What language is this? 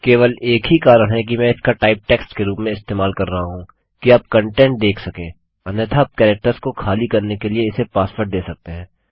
Hindi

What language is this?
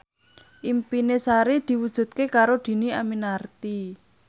Javanese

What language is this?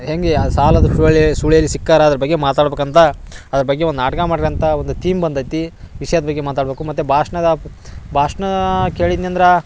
Kannada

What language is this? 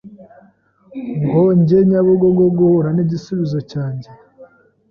Kinyarwanda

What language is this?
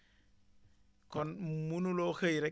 Wolof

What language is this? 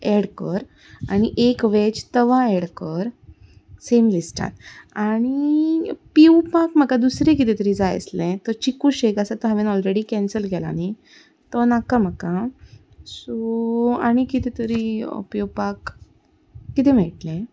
Konkani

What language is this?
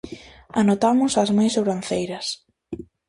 Galician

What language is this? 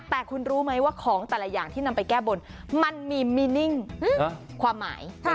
Thai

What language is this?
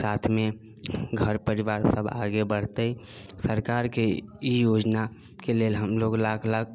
Maithili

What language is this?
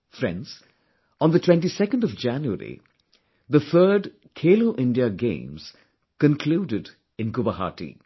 English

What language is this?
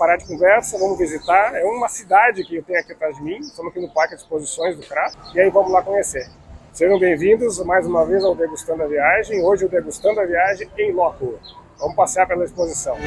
Portuguese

